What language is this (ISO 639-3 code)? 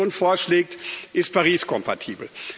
deu